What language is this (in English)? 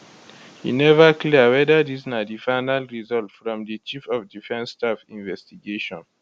Nigerian Pidgin